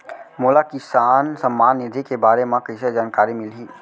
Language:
Chhattisgarhi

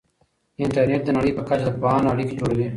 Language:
Pashto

